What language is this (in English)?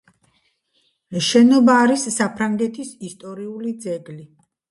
Georgian